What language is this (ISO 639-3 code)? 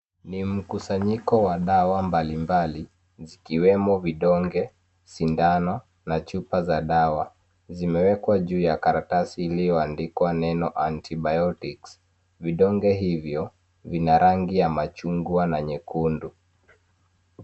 swa